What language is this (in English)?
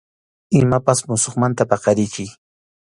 Arequipa-La Unión Quechua